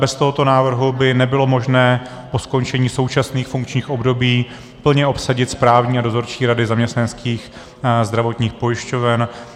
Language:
Czech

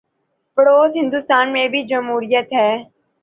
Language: Urdu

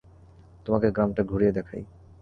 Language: Bangla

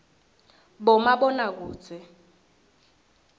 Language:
Swati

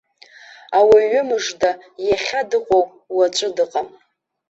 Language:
Abkhazian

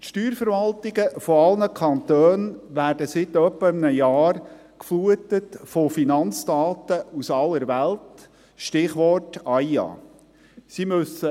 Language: Swiss German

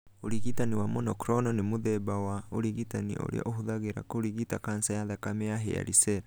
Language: Kikuyu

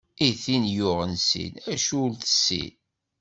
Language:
Kabyle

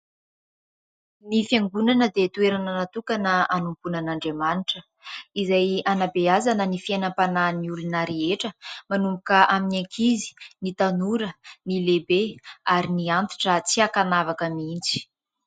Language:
Malagasy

